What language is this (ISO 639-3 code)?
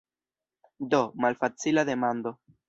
epo